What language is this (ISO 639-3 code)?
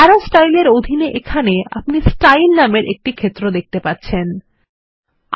ben